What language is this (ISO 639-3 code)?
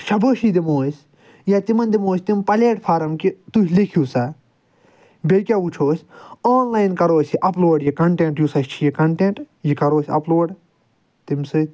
kas